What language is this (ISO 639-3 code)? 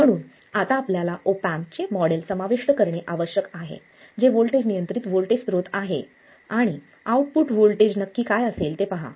mar